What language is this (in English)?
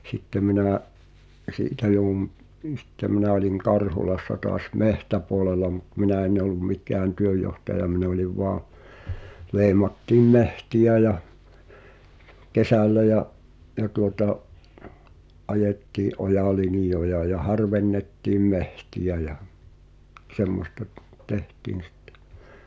Finnish